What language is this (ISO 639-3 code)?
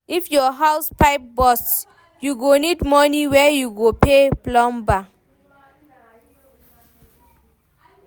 pcm